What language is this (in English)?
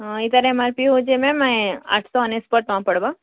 Odia